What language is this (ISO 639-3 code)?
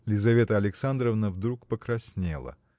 rus